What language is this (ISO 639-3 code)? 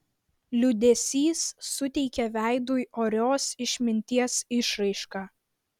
lit